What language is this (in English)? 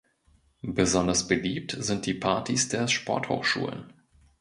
German